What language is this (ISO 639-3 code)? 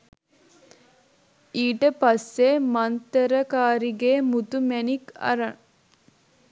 sin